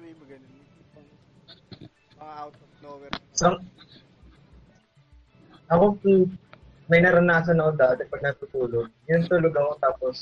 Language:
Filipino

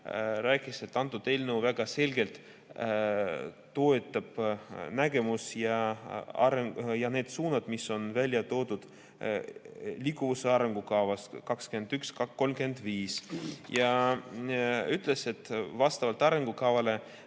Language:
Estonian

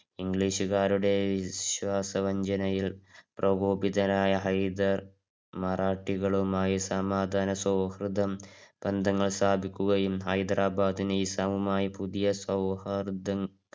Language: Malayalam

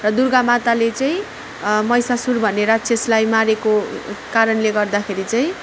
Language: Nepali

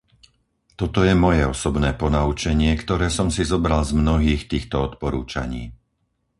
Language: Slovak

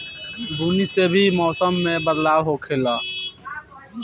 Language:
Bhojpuri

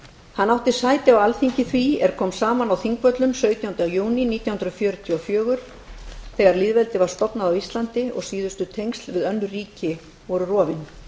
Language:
Icelandic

